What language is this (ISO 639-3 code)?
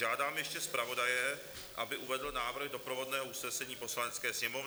ces